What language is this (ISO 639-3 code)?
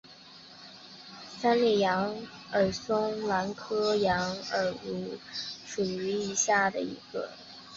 zho